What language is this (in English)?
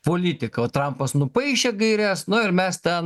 Lithuanian